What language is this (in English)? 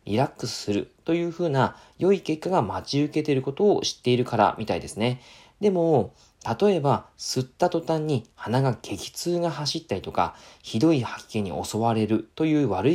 Japanese